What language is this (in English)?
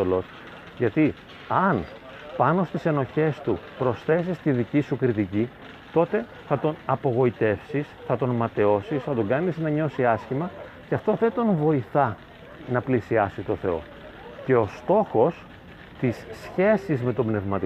Greek